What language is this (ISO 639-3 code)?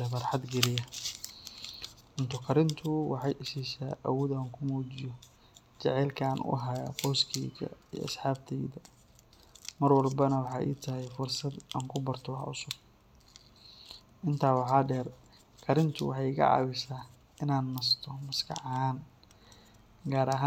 som